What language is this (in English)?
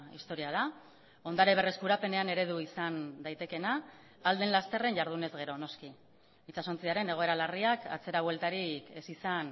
Basque